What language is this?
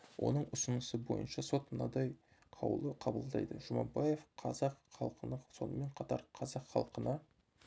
Kazakh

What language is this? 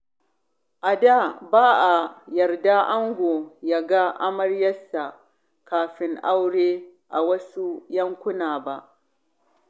Hausa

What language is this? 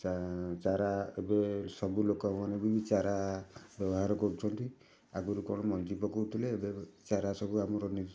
Odia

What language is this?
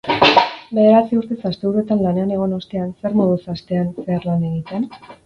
Basque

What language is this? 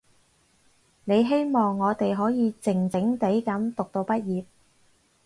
Cantonese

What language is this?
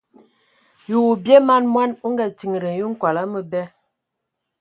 Ewondo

